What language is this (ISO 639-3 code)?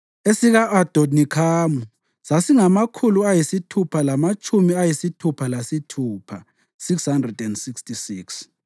nde